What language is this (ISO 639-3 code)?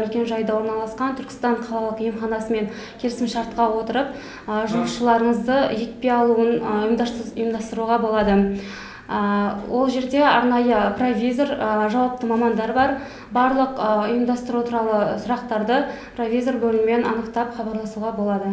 tur